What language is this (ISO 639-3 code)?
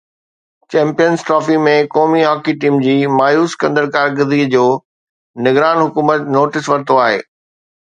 snd